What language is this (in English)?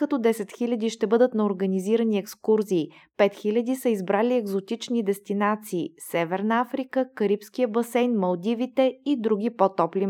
Bulgarian